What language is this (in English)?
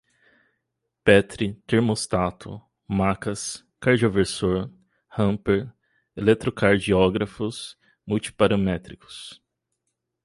Portuguese